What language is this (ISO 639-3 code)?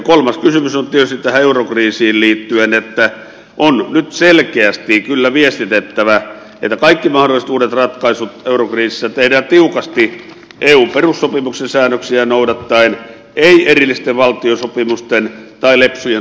fin